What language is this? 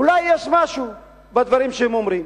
Hebrew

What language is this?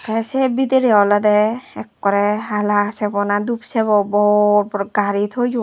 Chakma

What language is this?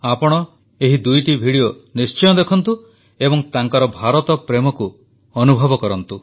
Odia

